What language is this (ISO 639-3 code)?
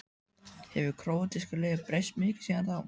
isl